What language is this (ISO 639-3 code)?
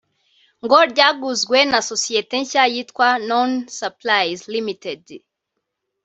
kin